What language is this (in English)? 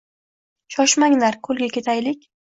Uzbek